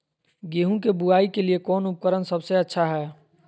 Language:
Magahi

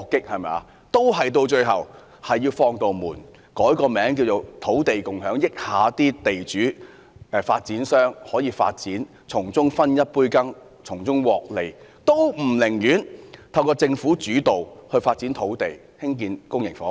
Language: Cantonese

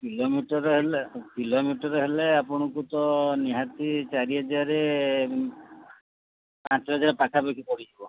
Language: Odia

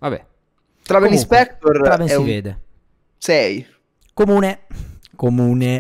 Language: Italian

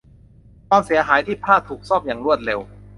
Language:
Thai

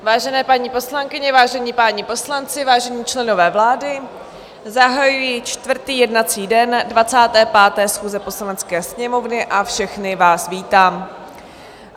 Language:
Czech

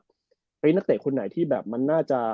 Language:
Thai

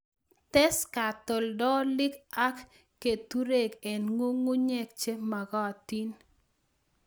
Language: Kalenjin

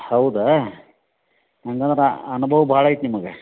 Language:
Kannada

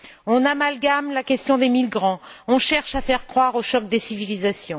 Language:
French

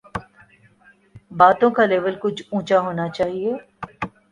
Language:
Urdu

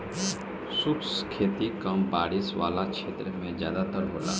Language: Bhojpuri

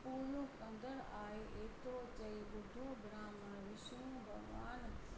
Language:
Sindhi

